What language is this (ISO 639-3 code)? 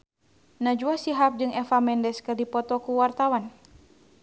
sun